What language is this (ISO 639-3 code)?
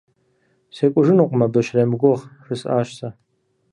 kbd